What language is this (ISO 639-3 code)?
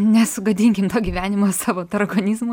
lit